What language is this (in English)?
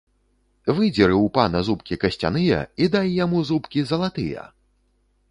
Belarusian